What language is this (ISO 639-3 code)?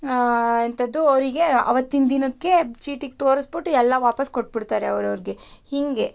kan